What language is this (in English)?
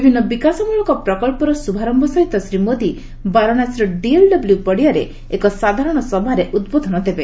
Odia